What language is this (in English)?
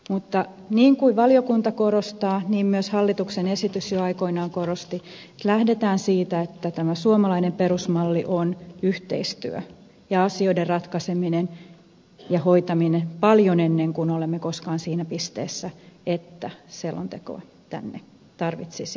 Finnish